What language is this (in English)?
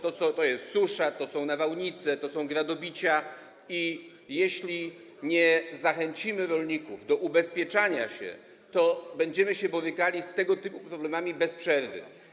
Polish